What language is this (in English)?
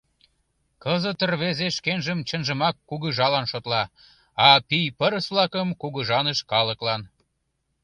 Mari